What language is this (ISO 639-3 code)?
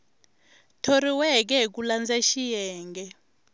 tso